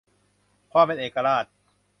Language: Thai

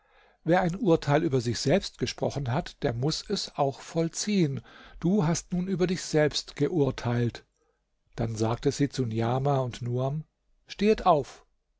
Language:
German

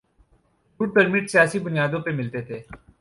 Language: Urdu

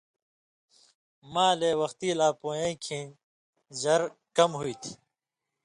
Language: Indus Kohistani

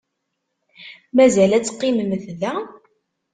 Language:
Kabyle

